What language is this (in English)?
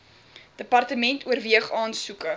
Afrikaans